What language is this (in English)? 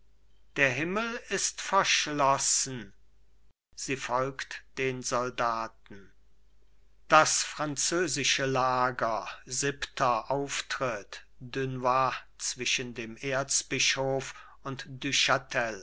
German